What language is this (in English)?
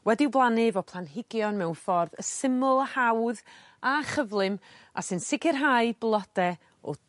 Welsh